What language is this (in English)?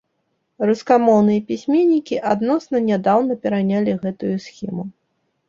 Belarusian